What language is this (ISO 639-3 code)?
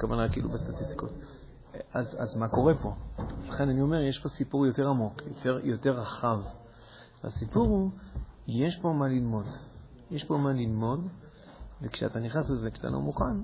heb